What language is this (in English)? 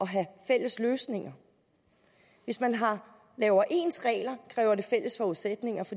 Danish